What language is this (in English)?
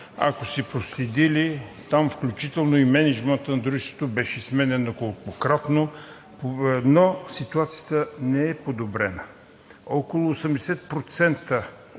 Bulgarian